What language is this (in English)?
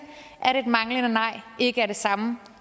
Danish